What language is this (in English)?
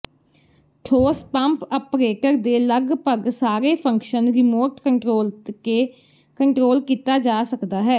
Punjabi